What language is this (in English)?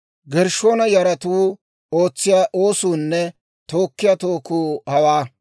Dawro